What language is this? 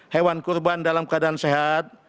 Indonesian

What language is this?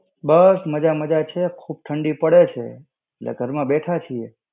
Gujarati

